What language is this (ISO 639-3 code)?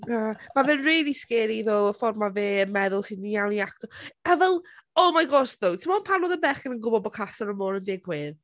cym